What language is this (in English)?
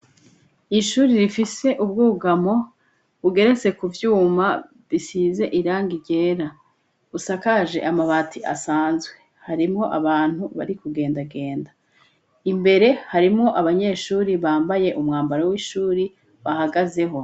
Rundi